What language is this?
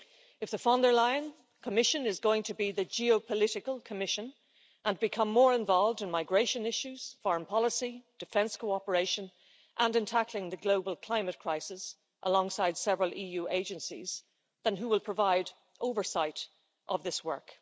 English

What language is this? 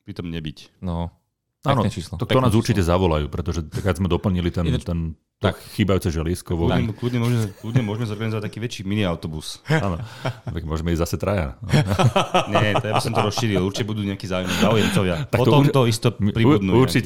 Slovak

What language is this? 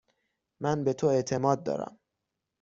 Persian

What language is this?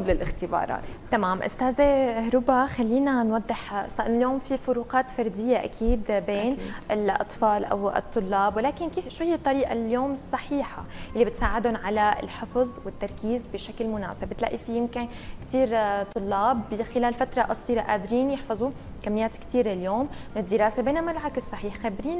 Arabic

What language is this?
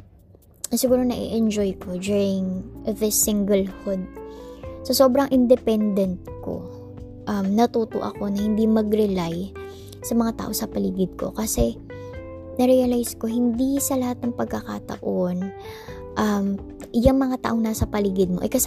Filipino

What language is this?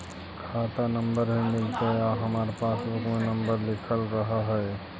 Magahi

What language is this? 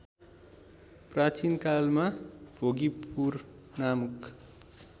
Nepali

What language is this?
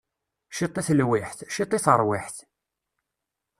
Kabyle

